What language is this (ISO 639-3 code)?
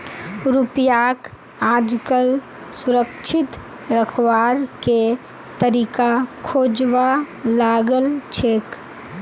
mag